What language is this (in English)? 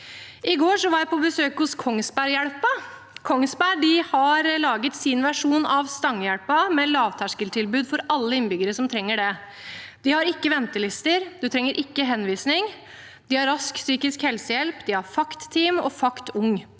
Norwegian